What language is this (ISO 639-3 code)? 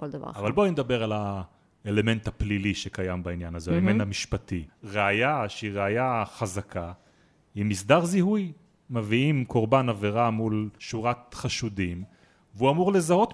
heb